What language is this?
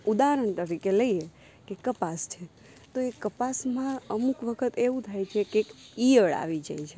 Gujarati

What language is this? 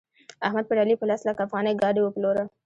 Pashto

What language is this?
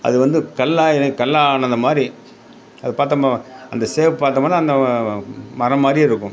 Tamil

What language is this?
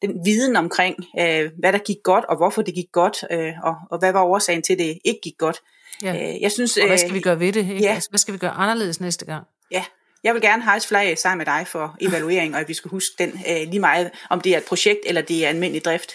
Danish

